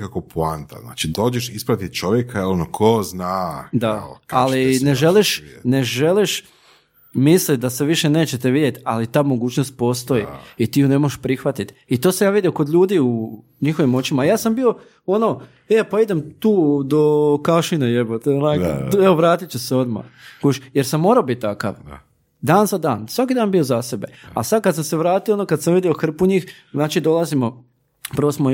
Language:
Croatian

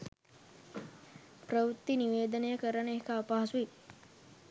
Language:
Sinhala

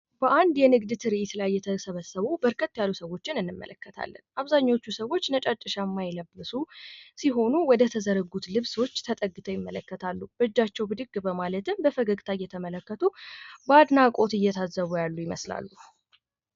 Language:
Amharic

